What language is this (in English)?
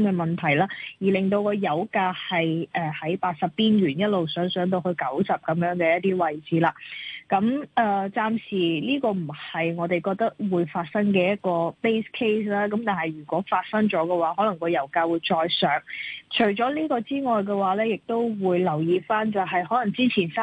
Chinese